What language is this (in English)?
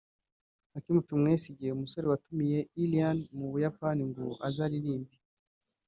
Kinyarwanda